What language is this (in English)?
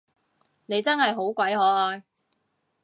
Cantonese